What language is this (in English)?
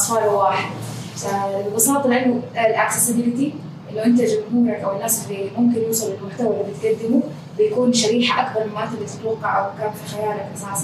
Arabic